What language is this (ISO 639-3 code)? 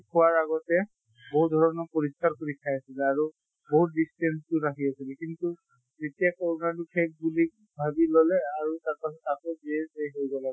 asm